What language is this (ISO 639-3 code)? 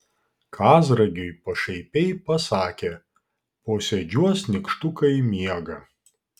lit